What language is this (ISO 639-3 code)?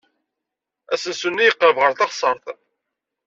kab